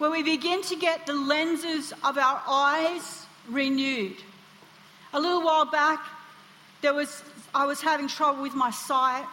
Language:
English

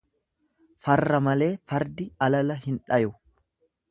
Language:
Oromo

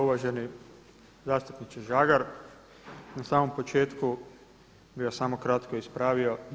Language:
Croatian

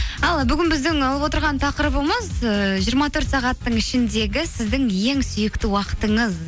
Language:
Kazakh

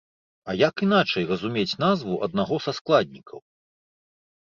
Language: Belarusian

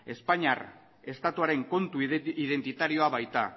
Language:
Basque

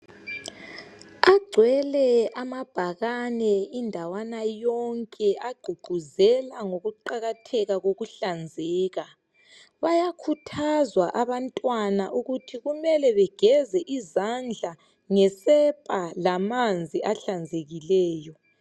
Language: North Ndebele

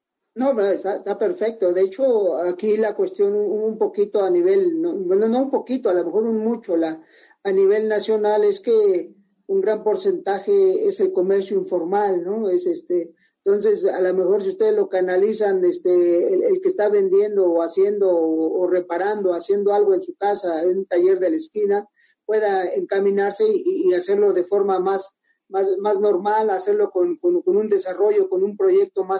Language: Spanish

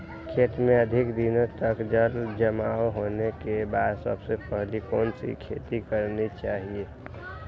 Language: Magahi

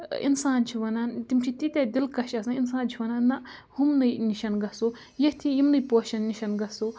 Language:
Kashmiri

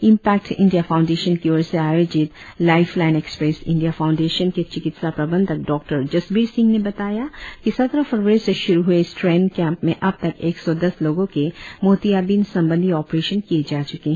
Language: Hindi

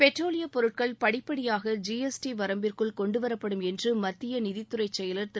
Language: Tamil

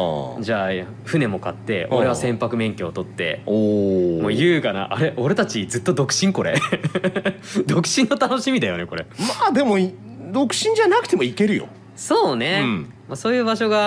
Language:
Japanese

